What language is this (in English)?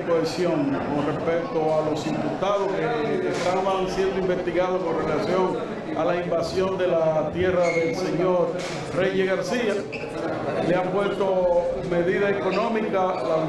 Spanish